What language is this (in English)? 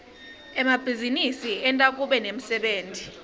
Swati